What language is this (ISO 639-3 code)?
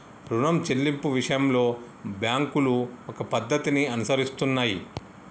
tel